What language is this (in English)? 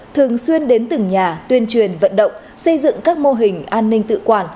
Vietnamese